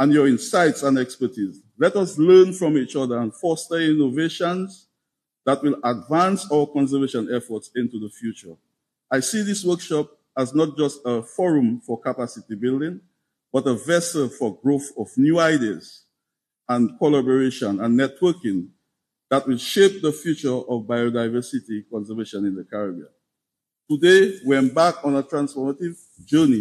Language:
English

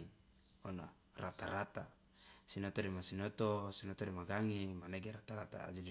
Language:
Loloda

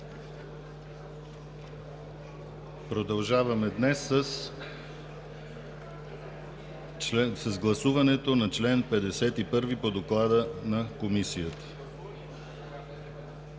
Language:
Bulgarian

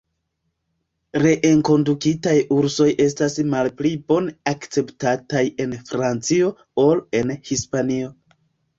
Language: Esperanto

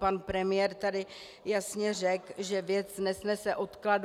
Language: Czech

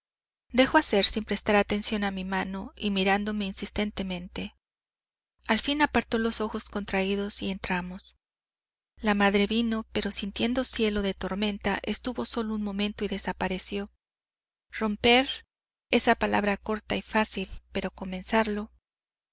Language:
Spanish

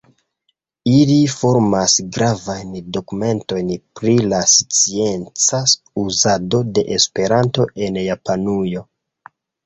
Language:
Esperanto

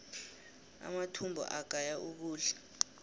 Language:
South Ndebele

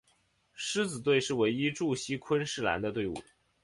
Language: Chinese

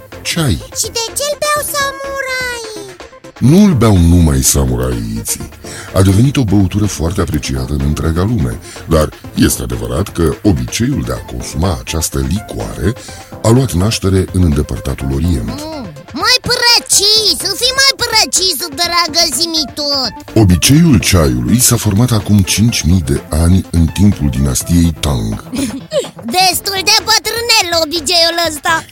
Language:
Romanian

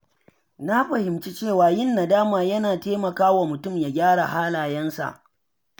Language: Hausa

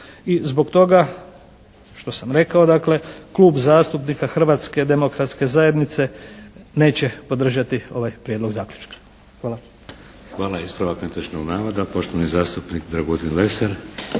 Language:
Croatian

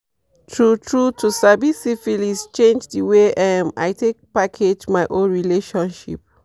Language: Nigerian Pidgin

